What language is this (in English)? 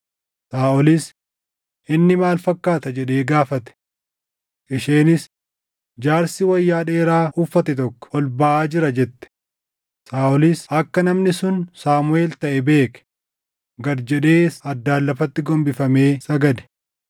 Oromo